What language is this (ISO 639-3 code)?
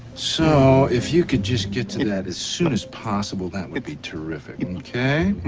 eng